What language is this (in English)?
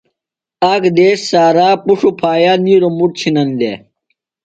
Phalura